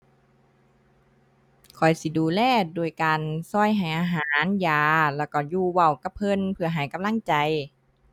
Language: Thai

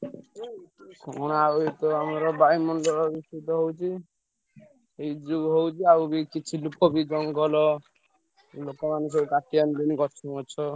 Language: Odia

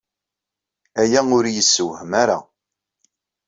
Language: Kabyle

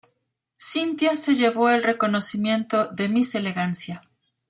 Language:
Spanish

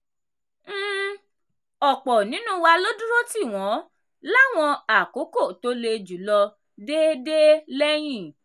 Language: Yoruba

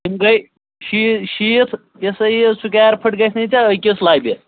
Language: Kashmiri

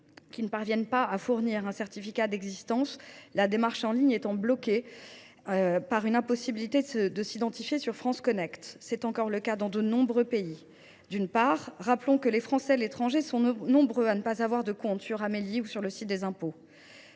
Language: French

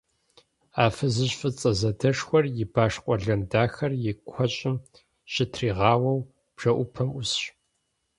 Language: Kabardian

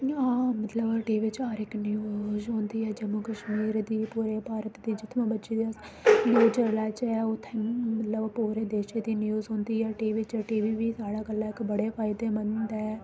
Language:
Dogri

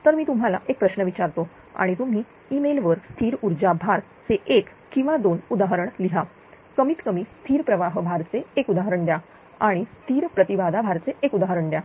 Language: Marathi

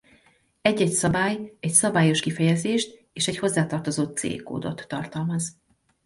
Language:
Hungarian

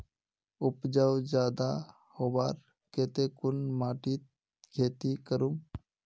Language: Magahi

